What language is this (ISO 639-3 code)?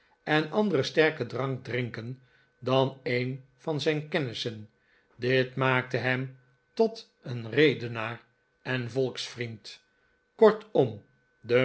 nld